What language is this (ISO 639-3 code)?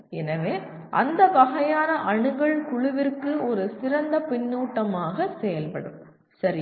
tam